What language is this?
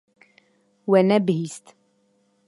Kurdish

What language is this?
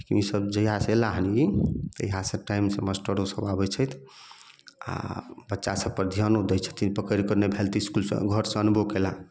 Maithili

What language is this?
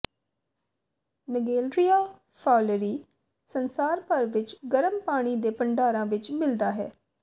Punjabi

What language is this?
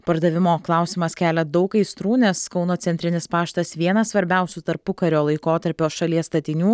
Lithuanian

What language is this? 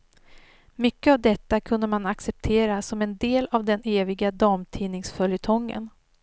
Swedish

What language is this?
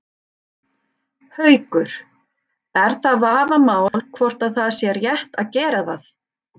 Icelandic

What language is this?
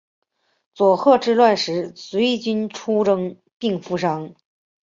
Chinese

